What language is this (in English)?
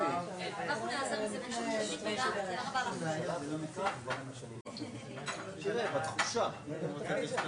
Hebrew